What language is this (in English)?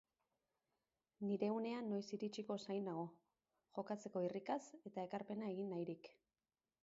Basque